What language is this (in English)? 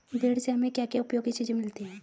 Hindi